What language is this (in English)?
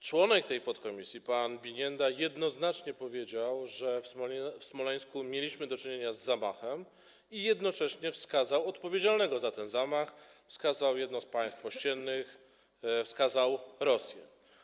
Polish